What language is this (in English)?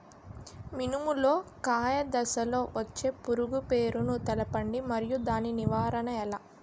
Telugu